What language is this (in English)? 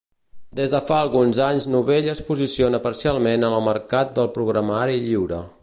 Catalan